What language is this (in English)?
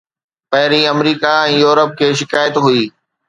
Sindhi